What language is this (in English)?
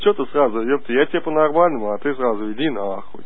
Russian